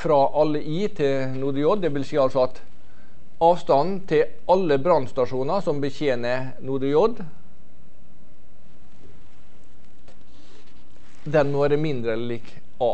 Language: Norwegian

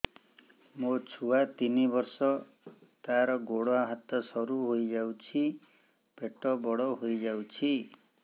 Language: Odia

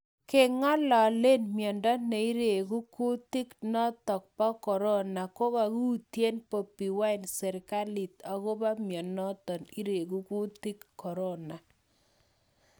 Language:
Kalenjin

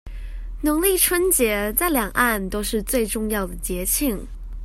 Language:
Chinese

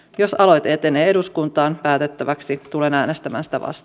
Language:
Finnish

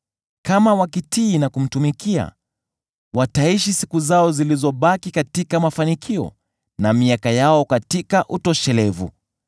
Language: Swahili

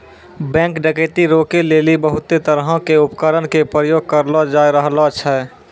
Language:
Maithili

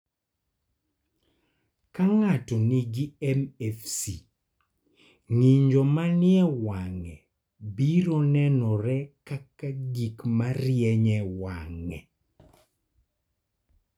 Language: Luo (Kenya and Tanzania)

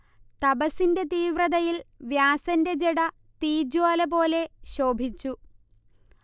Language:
Malayalam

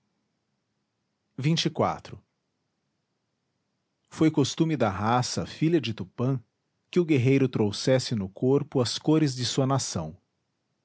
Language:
Portuguese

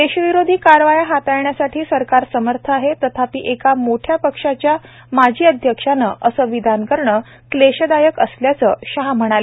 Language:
Marathi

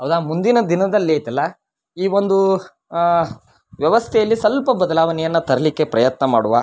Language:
Kannada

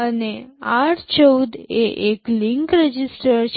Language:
Gujarati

